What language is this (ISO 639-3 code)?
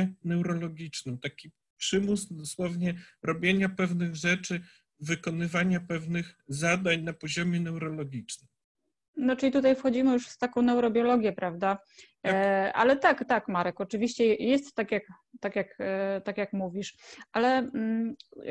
pol